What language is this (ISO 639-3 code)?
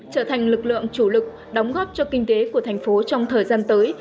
vie